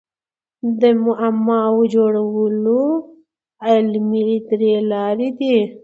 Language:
Pashto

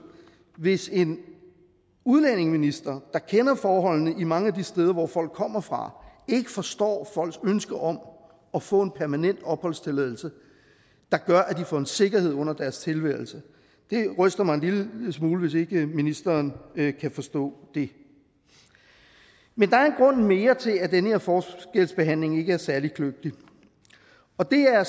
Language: Danish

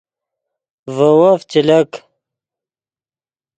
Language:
Yidgha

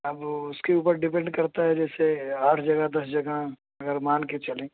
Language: Urdu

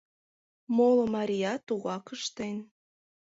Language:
Mari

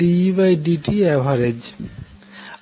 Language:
Bangla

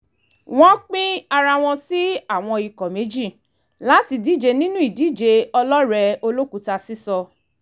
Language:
Yoruba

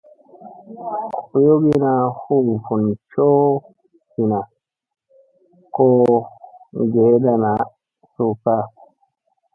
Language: Musey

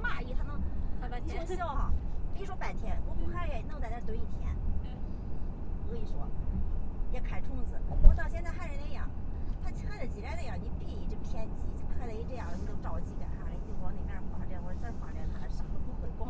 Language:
Chinese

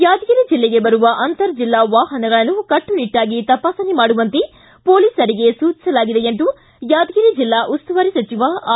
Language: Kannada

